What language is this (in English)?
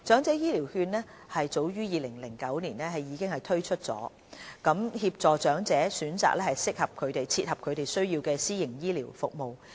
Cantonese